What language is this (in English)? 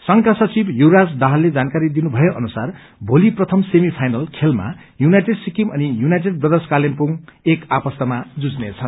Nepali